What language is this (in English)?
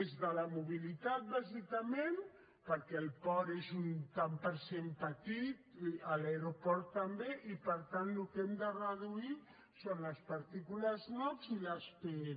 Catalan